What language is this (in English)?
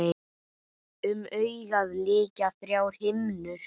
Icelandic